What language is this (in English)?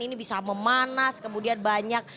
Indonesian